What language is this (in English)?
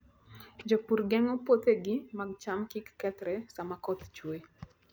Luo (Kenya and Tanzania)